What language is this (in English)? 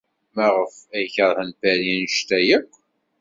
Kabyle